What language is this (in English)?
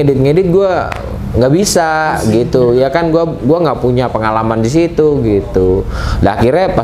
Indonesian